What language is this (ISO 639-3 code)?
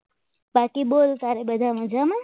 guj